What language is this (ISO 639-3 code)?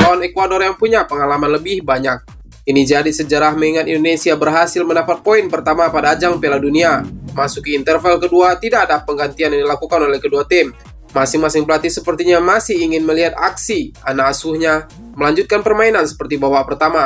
ind